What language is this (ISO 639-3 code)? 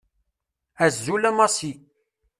kab